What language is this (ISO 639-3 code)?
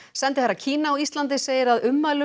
isl